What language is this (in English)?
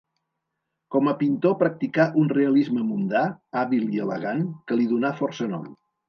Catalan